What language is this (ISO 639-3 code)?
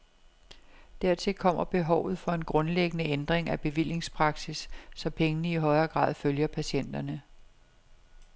dan